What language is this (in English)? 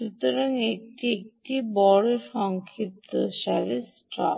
Bangla